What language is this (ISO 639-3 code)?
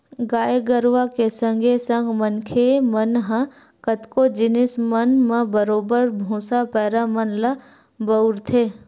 hne